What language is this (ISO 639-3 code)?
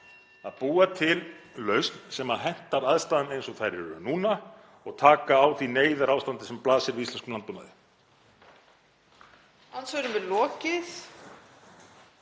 isl